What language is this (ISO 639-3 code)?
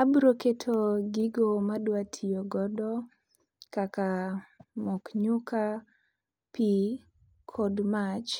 luo